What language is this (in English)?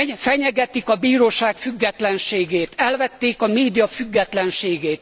Hungarian